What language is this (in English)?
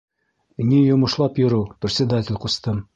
Bashkir